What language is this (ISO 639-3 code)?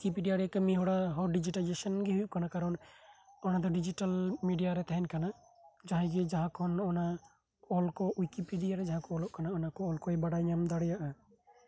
sat